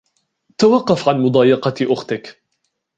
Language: Arabic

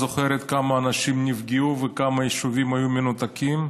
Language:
Hebrew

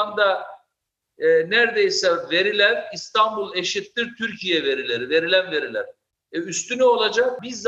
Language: Turkish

